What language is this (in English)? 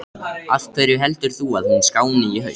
Icelandic